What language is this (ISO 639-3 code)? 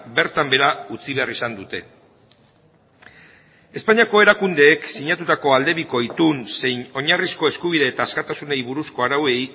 eus